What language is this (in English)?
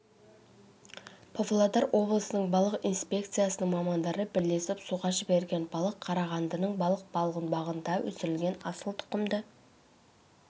Kazakh